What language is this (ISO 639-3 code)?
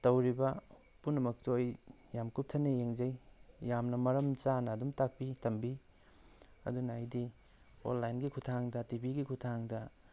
mni